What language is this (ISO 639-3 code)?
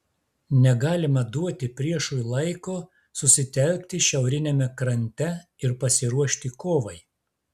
lit